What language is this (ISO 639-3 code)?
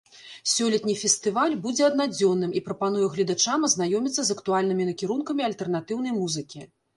bel